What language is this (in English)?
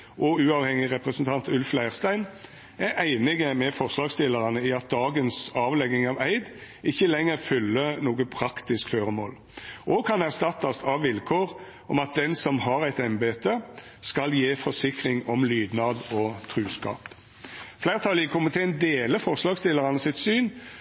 Norwegian Nynorsk